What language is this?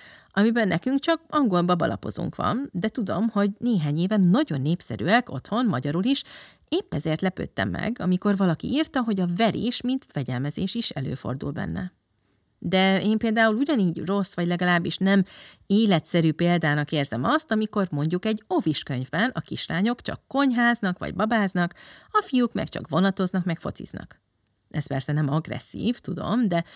Hungarian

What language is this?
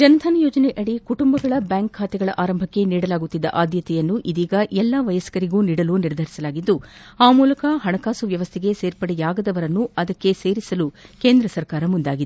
Kannada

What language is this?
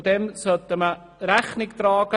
Swiss German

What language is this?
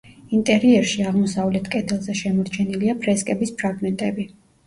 Georgian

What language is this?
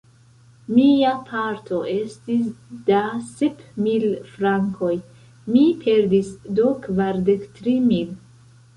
Esperanto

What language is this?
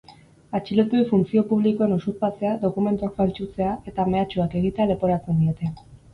Basque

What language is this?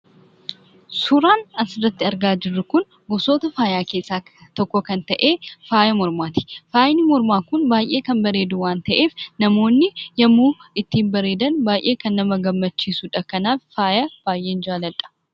Oromo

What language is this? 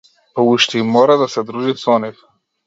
Macedonian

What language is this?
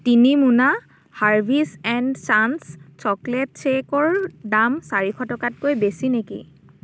Assamese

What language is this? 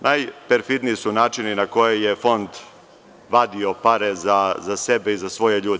Serbian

